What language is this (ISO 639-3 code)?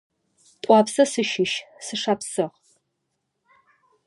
ady